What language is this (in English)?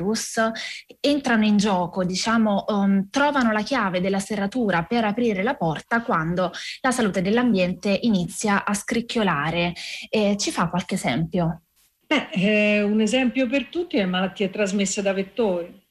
Italian